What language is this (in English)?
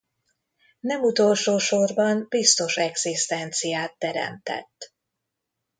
Hungarian